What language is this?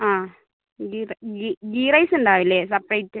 Malayalam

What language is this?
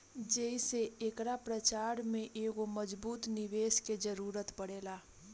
Bhojpuri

